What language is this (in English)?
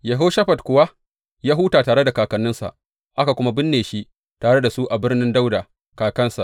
Hausa